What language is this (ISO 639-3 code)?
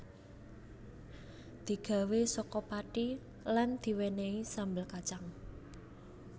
jav